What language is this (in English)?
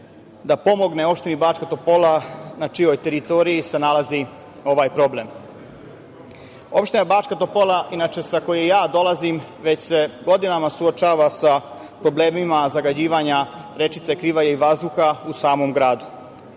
Serbian